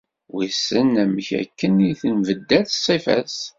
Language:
Kabyle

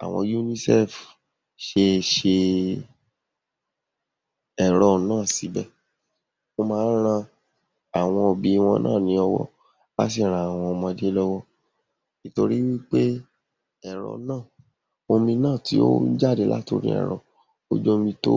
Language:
Yoruba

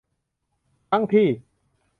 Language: Thai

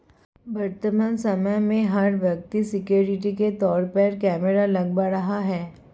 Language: Hindi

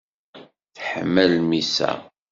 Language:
Kabyle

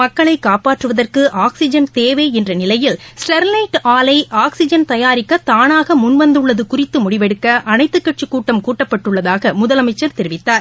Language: Tamil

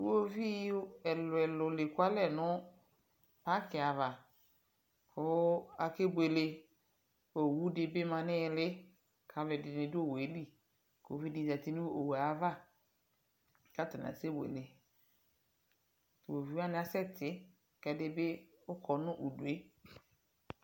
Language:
Ikposo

